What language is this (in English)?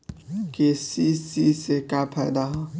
Bhojpuri